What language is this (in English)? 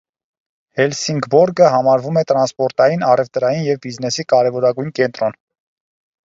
Armenian